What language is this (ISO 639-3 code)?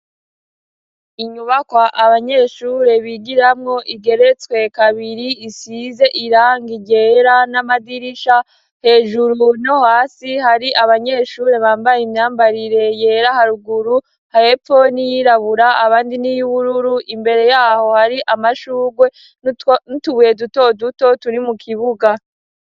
run